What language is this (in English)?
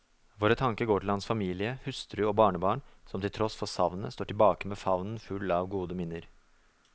Norwegian